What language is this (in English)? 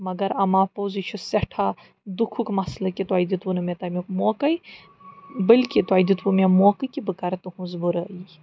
Kashmiri